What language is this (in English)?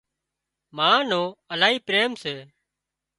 Wadiyara Koli